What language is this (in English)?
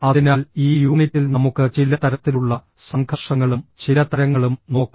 Malayalam